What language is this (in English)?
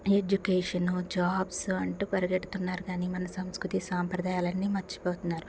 Telugu